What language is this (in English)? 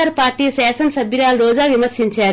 Telugu